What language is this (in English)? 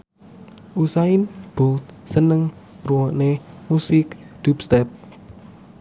Javanese